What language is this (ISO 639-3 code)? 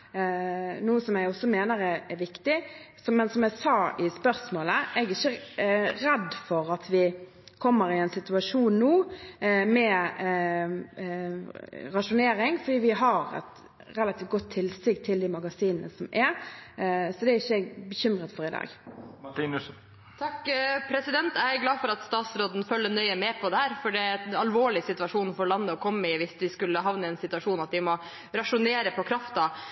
nob